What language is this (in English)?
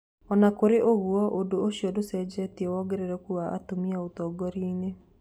Kikuyu